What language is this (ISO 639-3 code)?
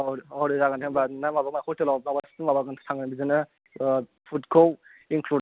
brx